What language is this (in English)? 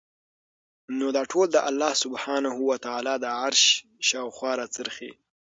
Pashto